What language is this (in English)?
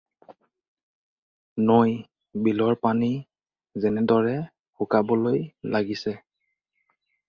Assamese